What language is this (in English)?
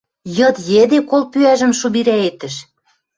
Western Mari